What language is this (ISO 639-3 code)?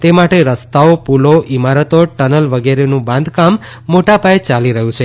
guj